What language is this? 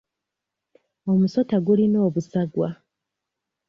Ganda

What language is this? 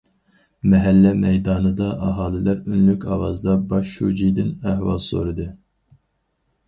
Uyghur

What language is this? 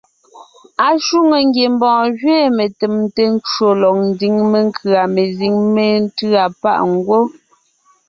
Ngiemboon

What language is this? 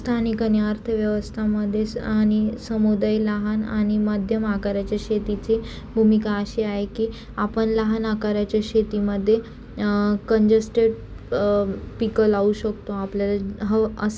Marathi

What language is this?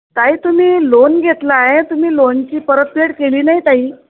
Marathi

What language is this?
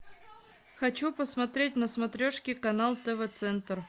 Russian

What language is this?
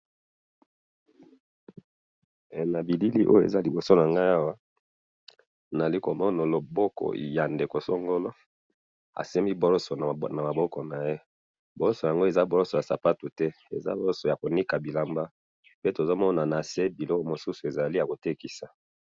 Lingala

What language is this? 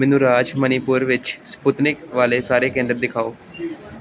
Punjabi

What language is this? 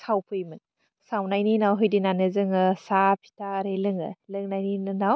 Bodo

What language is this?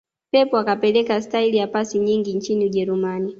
Swahili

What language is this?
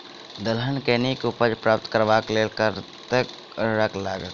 Maithili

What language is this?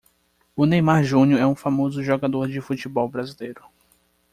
Portuguese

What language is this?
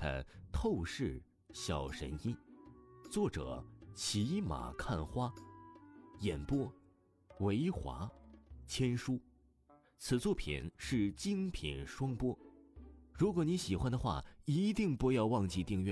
Chinese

